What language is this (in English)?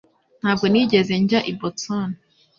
Kinyarwanda